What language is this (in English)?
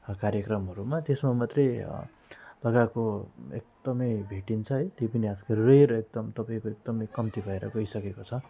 Nepali